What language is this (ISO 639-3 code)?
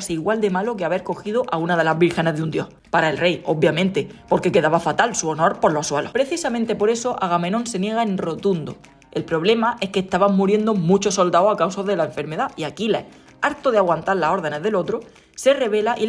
spa